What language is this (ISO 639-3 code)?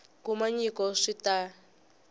tso